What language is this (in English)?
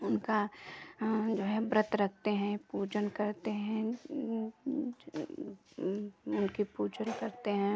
Hindi